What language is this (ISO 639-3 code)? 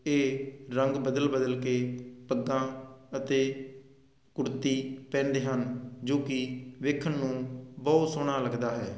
pan